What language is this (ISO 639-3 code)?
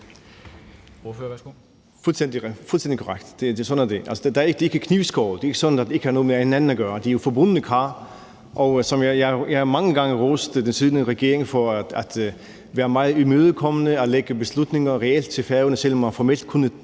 dan